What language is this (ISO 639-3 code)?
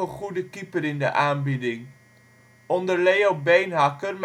nld